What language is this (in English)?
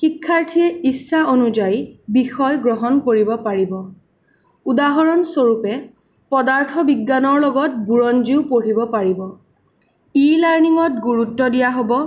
Assamese